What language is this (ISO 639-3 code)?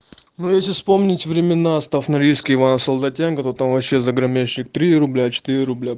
rus